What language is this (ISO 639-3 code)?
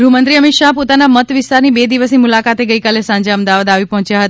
guj